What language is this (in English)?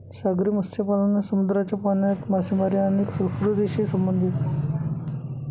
Marathi